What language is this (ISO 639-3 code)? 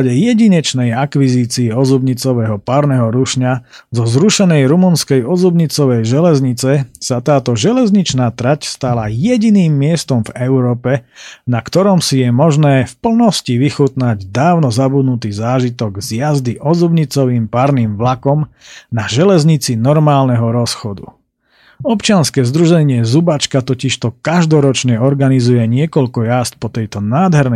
slk